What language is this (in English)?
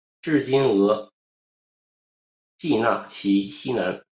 Chinese